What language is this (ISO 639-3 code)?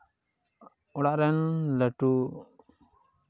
sat